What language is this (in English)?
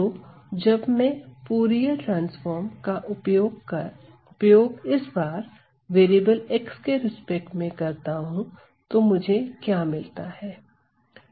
Hindi